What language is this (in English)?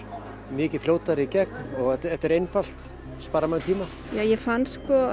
Icelandic